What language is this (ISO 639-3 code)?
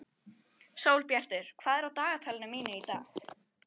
isl